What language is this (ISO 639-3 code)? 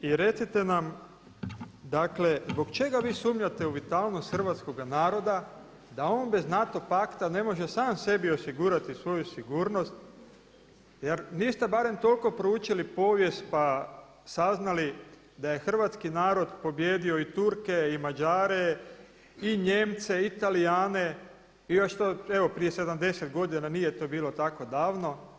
hrv